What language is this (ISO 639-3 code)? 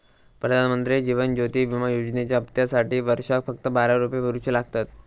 mar